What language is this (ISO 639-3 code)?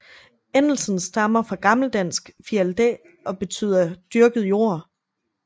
dan